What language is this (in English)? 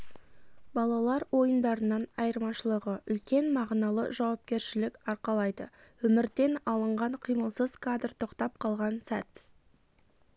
Kazakh